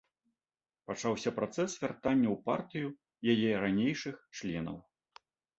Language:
Belarusian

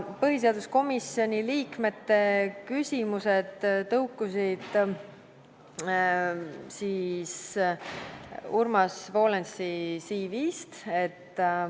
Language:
Estonian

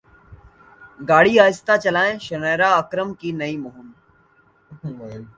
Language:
Urdu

